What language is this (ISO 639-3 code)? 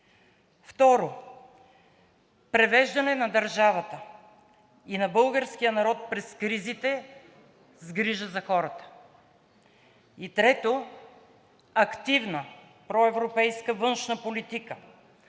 bul